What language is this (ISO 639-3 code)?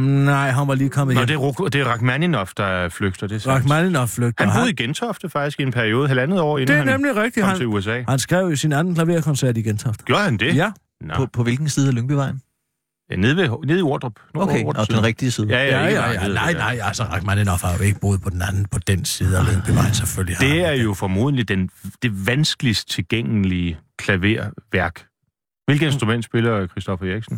dan